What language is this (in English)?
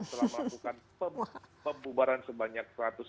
Indonesian